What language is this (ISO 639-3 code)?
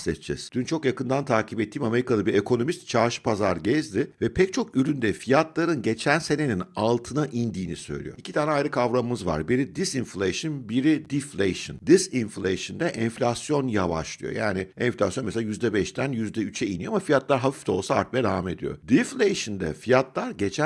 tur